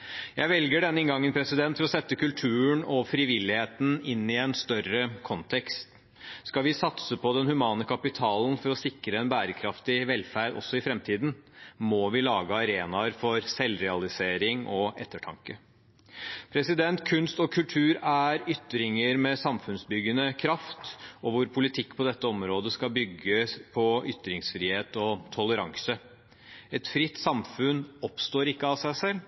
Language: Norwegian Bokmål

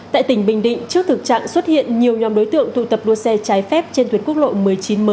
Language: Vietnamese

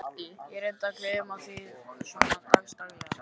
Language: Icelandic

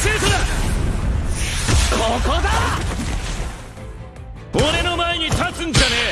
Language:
Japanese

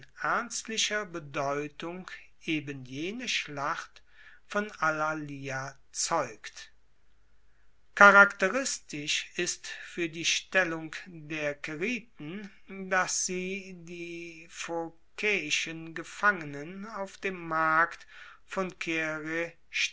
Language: German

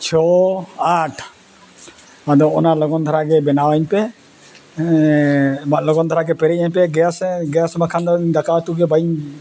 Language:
Santali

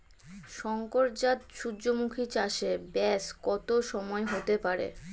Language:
Bangla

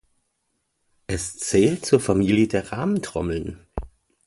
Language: German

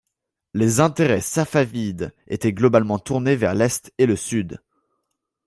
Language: French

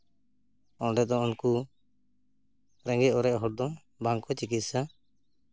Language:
Santali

